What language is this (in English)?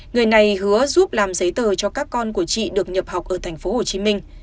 Vietnamese